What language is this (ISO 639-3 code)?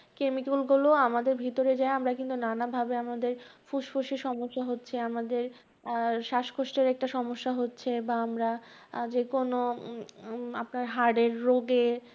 ben